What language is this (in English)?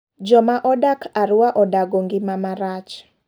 Luo (Kenya and Tanzania)